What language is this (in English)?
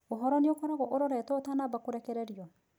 Kikuyu